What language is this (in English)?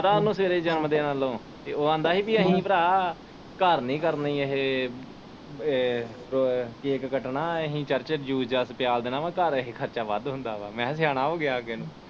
Punjabi